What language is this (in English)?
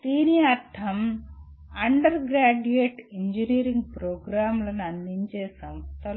Telugu